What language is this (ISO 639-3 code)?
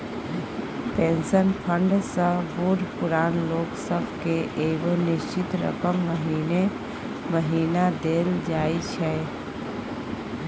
mai